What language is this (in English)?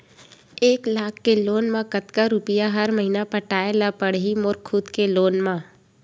Chhattisgarhi